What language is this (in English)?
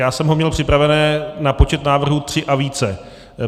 Czech